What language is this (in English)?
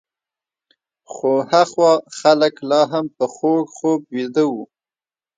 Pashto